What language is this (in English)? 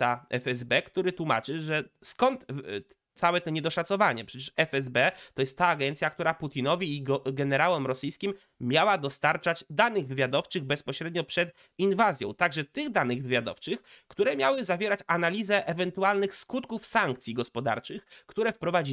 Polish